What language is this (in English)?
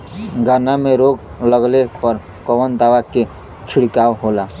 Bhojpuri